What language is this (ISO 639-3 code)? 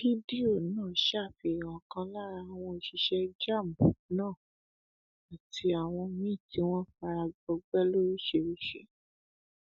yor